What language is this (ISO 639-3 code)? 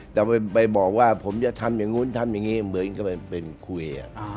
tha